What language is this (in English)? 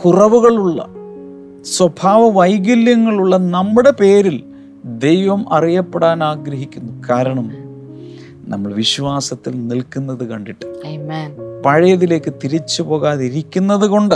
Malayalam